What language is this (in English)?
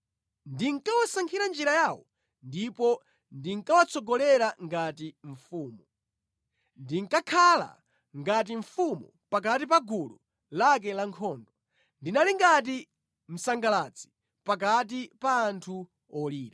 Nyanja